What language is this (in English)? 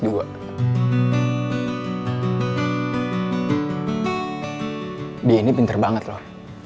Indonesian